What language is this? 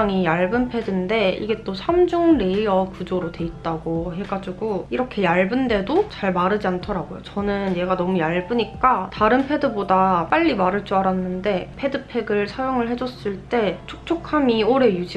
Korean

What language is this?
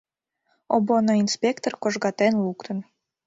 Mari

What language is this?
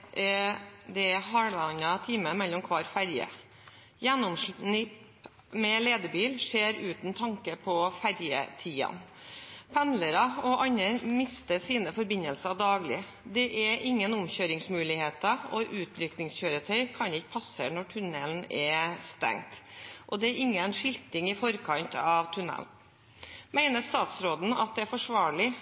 Norwegian Bokmål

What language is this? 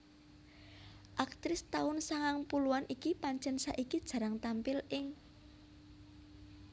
Javanese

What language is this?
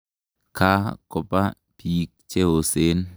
Kalenjin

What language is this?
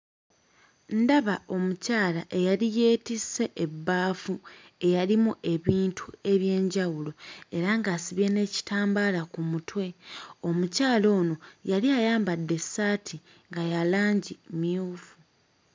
Ganda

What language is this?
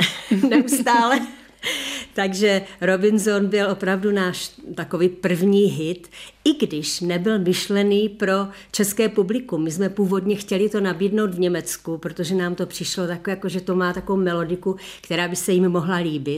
Czech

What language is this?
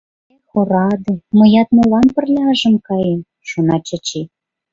Mari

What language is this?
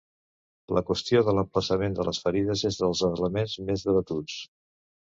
Catalan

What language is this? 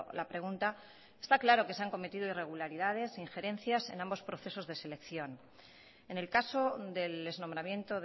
Spanish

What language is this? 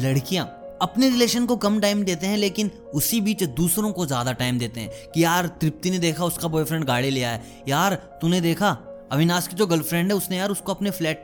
Hindi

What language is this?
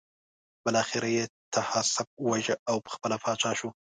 Pashto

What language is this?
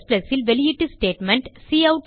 Tamil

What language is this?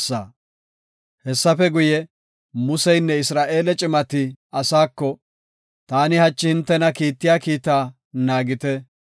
Gofa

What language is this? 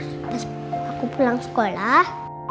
Indonesian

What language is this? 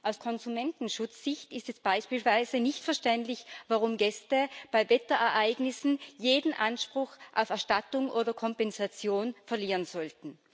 German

